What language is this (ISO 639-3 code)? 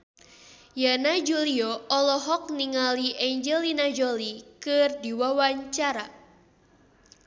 sun